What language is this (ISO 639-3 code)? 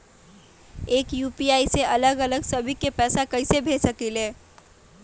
mag